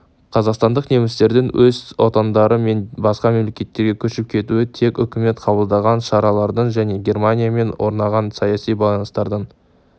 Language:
Kazakh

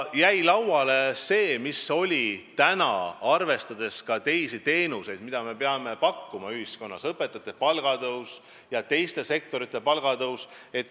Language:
Estonian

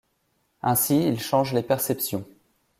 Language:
French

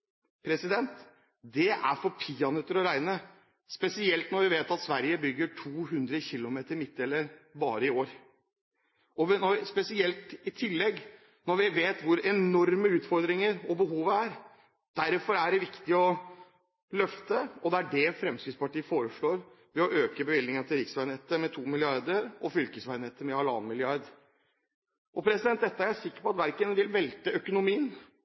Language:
Norwegian Bokmål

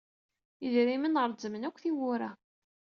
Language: Kabyle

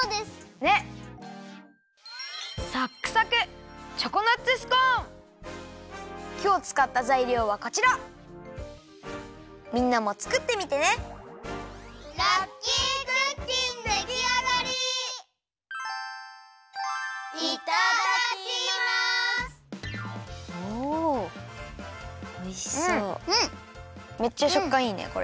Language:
Japanese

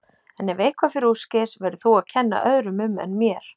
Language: Icelandic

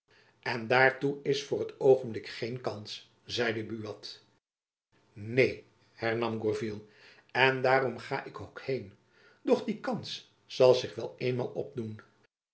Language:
Dutch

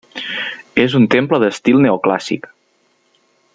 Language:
Catalan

